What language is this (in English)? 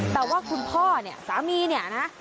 Thai